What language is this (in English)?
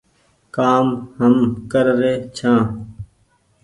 Goaria